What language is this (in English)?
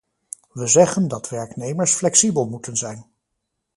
Dutch